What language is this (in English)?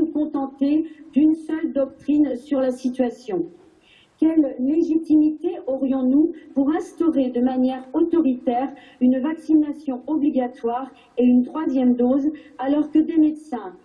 French